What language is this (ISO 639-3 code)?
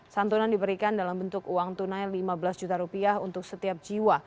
ind